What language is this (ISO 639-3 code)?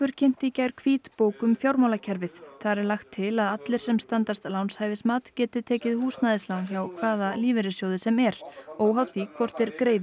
isl